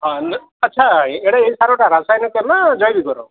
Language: Odia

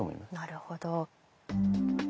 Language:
Japanese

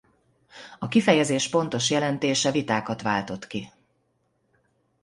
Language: Hungarian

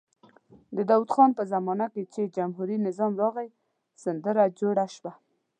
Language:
Pashto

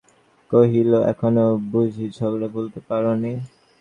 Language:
Bangla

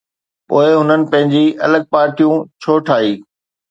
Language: Sindhi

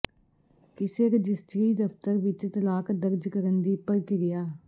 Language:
Punjabi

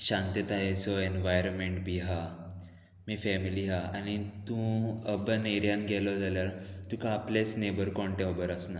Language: Konkani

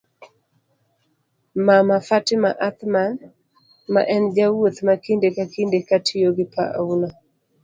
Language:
Luo (Kenya and Tanzania)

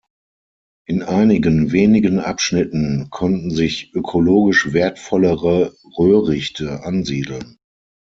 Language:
German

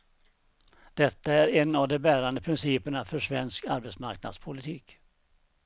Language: Swedish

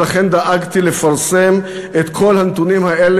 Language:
Hebrew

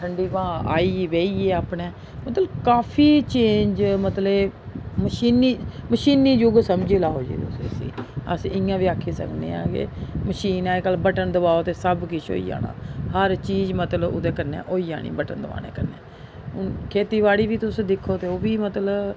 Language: Dogri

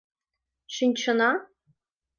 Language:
Mari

